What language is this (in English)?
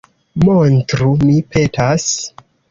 Esperanto